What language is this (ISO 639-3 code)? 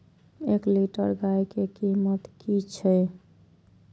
mai